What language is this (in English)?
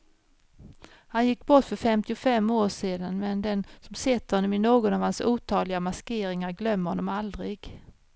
Swedish